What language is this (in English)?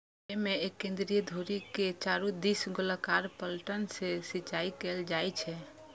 Maithili